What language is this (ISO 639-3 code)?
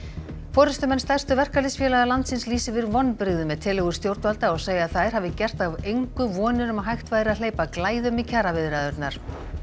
isl